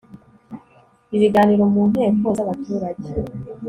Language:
Kinyarwanda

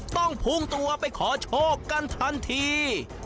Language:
Thai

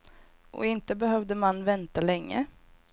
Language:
Swedish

